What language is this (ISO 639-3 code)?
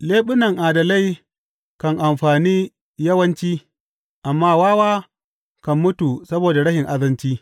hau